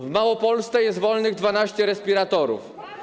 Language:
Polish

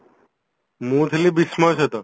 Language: Odia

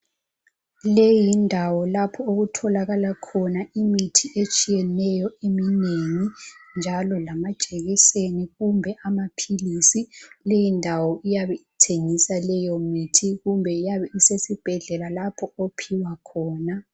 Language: North Ndebele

